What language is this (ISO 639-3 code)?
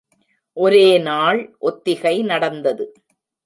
tam